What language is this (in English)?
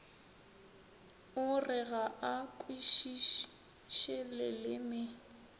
Northern Sotho